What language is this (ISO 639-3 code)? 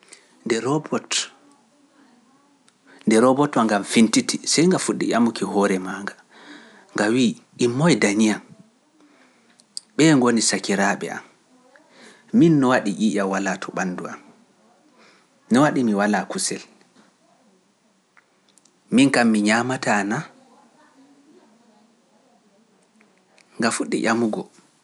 fuf